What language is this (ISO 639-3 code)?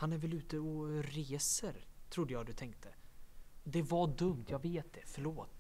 swe